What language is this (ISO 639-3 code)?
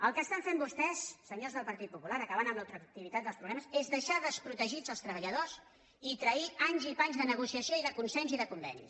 cat